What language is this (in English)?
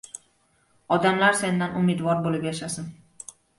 Uzbek